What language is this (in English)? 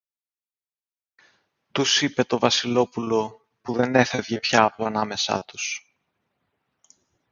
Greek